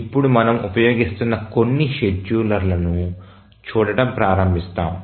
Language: Telugu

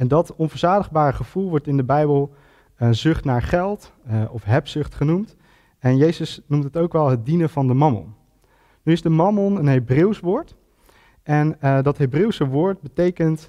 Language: Dutch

